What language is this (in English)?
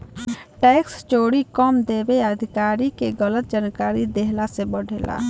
Bhojpuri